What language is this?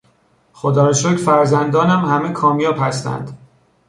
Persian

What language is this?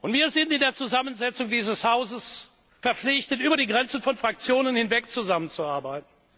German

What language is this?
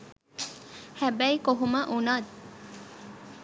Sinhala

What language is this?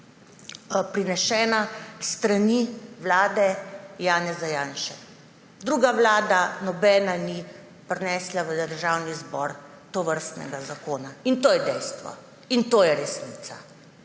Slovenian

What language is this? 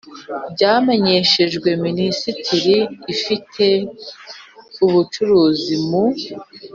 Kinyarwanda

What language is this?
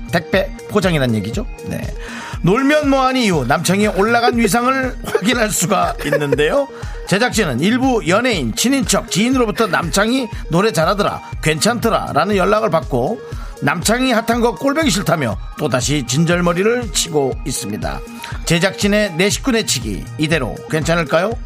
Korean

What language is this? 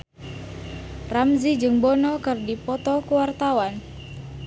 Sundanese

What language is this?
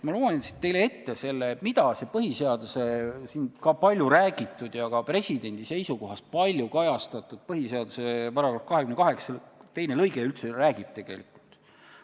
Estonian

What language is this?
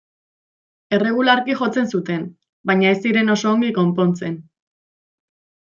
Basque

